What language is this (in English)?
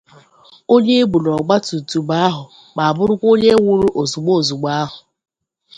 Igbo